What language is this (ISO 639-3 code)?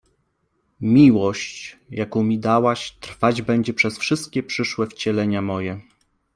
pol